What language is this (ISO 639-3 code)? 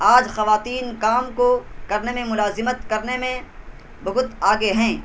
urd